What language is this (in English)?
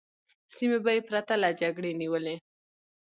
Pashto